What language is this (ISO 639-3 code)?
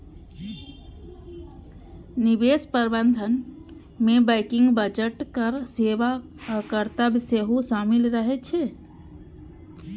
mai